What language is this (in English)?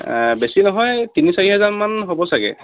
Assamese